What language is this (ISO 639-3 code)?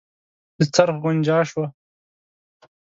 pus